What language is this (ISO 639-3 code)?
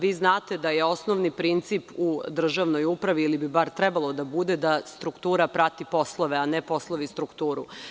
srp